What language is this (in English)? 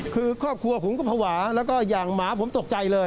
Thai